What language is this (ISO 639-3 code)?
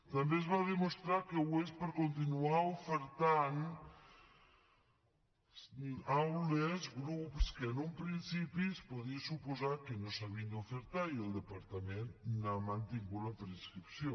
cat